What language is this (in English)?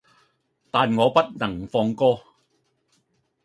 Cantonese